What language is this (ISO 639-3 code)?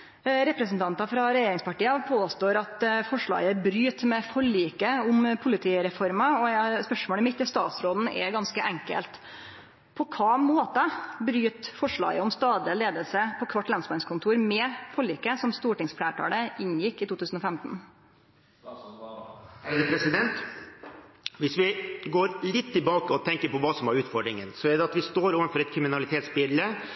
nor